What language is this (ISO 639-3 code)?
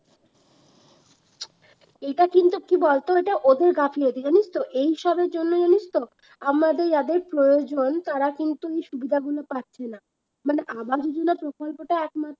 ben